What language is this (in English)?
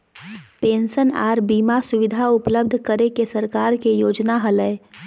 Magahi